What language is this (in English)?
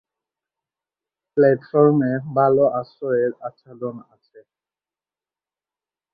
Bangla